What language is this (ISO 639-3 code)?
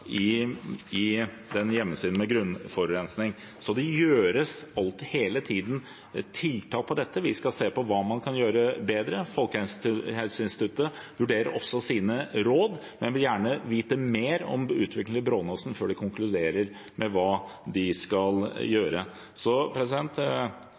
nob